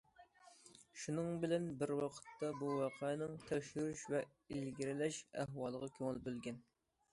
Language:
Uyghur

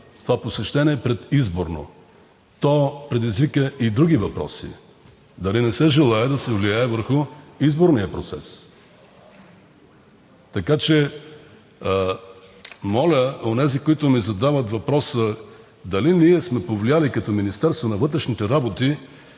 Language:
Bulgarian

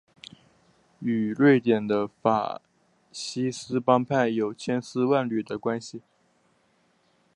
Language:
Chinese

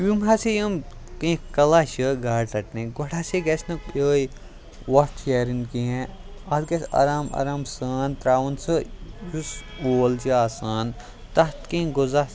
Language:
Kashmiri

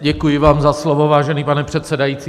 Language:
Czech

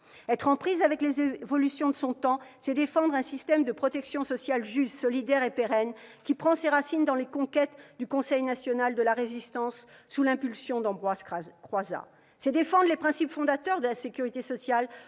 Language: French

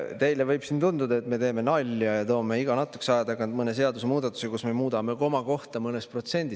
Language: Estonian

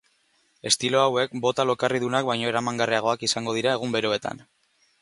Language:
Basque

